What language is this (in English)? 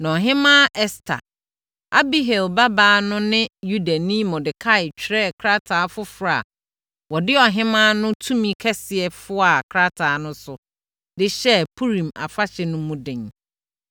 Akan